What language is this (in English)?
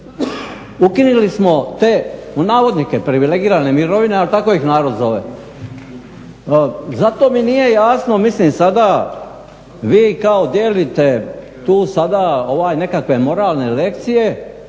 Croatian